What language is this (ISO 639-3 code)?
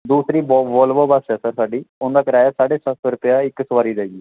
pan